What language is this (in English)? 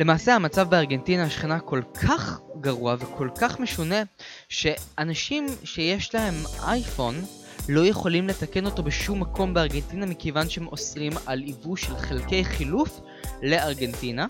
Hebrew